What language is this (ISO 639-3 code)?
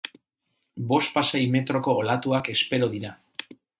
eus